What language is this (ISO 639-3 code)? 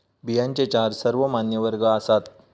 mar